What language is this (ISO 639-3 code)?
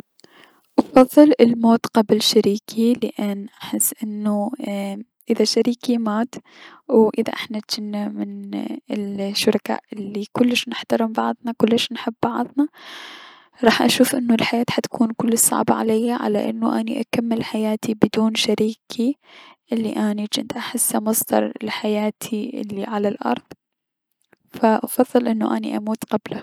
acm